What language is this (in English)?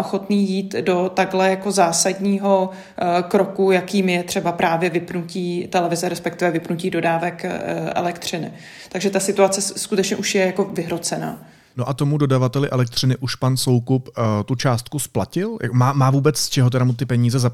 Czech